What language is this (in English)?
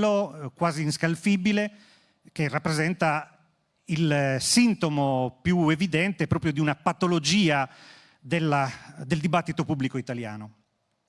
Italian